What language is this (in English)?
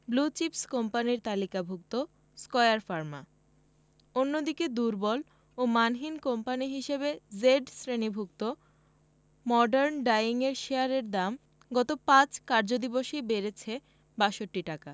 Bangla